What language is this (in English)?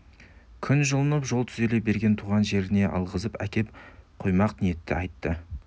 Kazakh